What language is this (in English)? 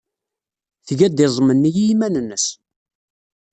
Kabyle